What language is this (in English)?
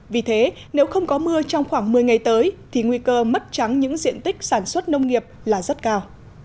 Vietnamese